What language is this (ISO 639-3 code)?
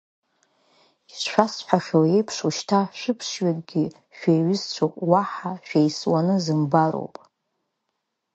abk